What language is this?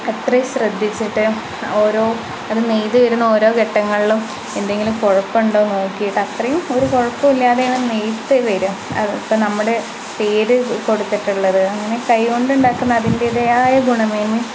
Malayalam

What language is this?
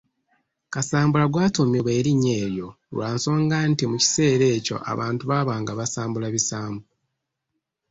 Ganda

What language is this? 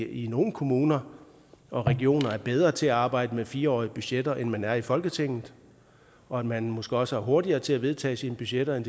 Danish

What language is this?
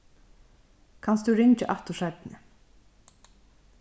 Faroese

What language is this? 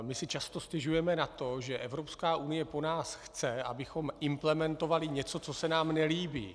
Czech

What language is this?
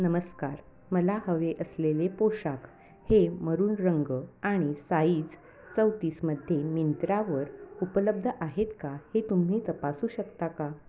Marathi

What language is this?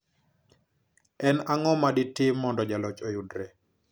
Luo (Kenya and Tanzania)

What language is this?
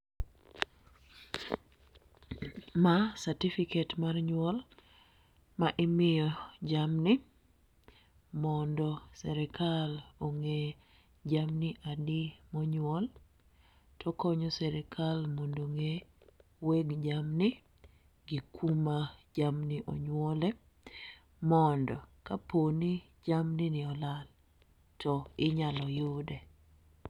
Luo (Kenya and Tanzania)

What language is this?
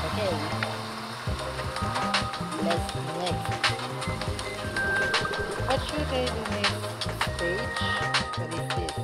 English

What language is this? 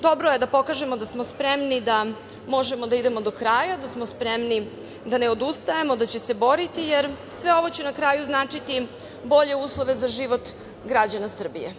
Serbian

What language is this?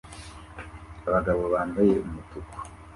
Kinyarwanda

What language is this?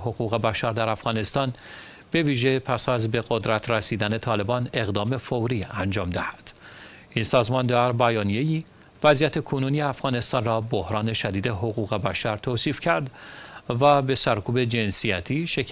Persian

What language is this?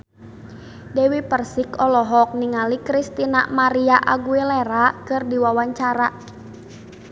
Sundanese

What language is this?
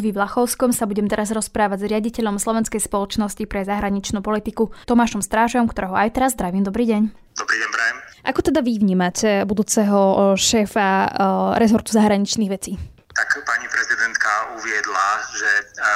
Slovak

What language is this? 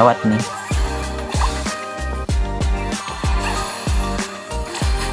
Indonesian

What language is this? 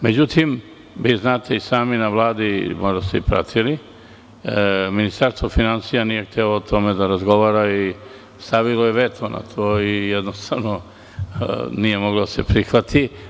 Serbian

